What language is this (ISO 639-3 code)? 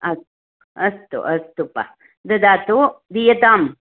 san